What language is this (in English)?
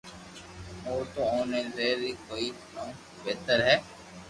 Loarki